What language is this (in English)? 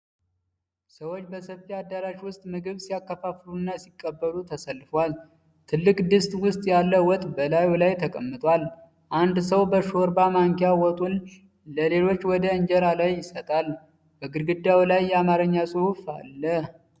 Amharic